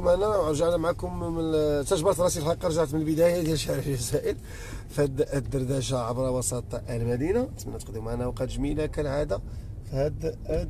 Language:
Arabic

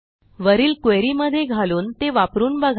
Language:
Marathi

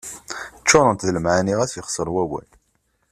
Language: Kabyle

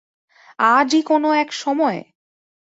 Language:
Bangla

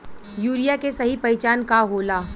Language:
Bhojpuri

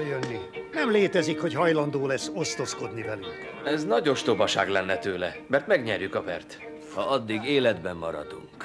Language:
Hungarian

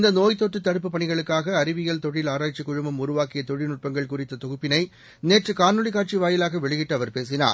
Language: Tamil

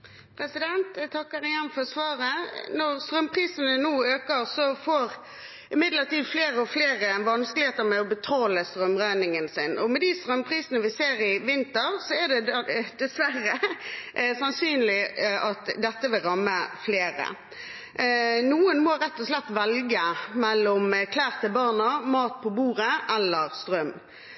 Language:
Norwegian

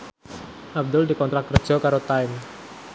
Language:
Javanese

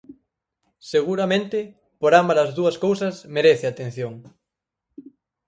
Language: Galician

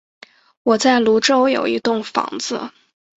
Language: Chinese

